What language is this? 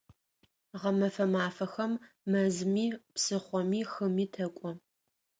Adyghe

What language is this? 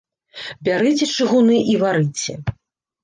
Belarusian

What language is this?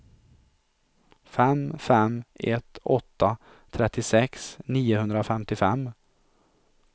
Swedish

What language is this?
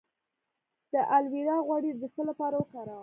Pashto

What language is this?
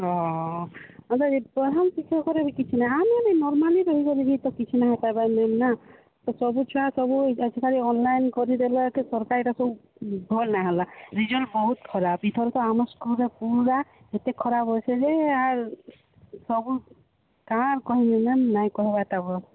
Odia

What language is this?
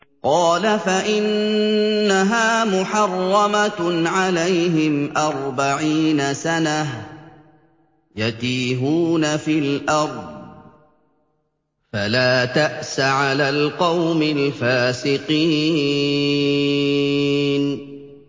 Arabic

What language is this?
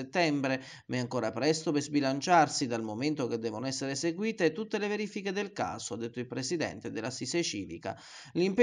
Italian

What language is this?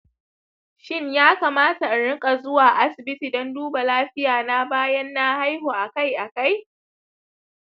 Hausa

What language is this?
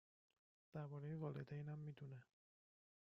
Persian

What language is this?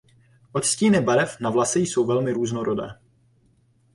Czech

